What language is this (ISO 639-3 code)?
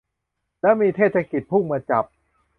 tha